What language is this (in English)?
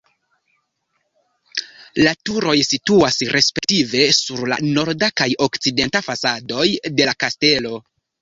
Esperanto